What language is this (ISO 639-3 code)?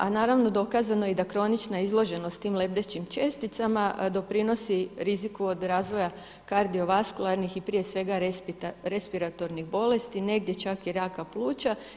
hrv